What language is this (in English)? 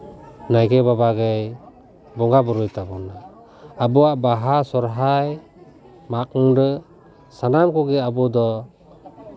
Santali